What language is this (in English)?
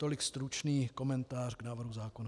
Czech